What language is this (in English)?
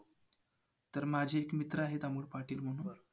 Marathi